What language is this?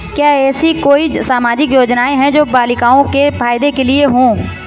Hindi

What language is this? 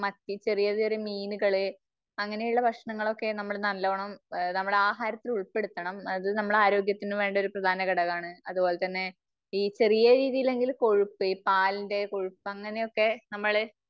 Malayalam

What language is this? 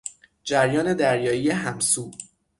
Persian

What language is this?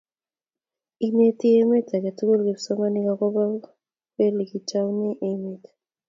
Kalenjin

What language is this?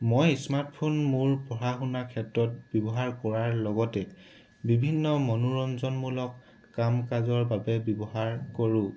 Assamese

